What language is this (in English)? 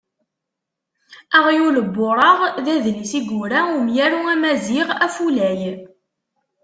Kabyle